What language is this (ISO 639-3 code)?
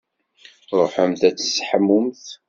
kab